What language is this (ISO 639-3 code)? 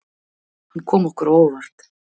isl